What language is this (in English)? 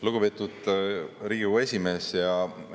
Estonian